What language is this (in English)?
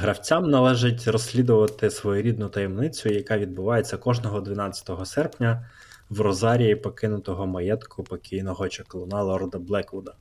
Ukrainian